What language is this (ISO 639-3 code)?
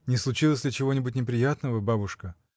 rus